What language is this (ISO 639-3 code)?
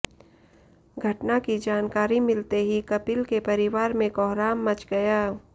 hin